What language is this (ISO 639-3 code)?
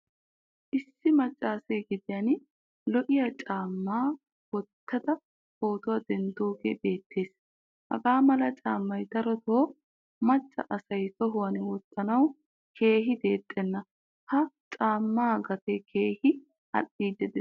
wal